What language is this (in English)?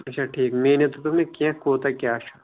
Kashmiri